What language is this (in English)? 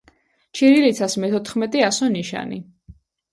Georgian